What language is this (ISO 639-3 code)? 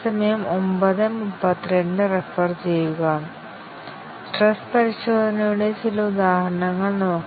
mal